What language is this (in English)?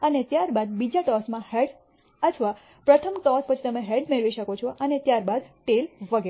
Gujarati